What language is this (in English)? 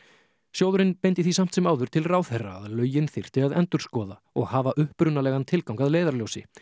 Icelandic